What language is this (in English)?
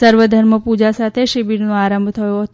Gujarati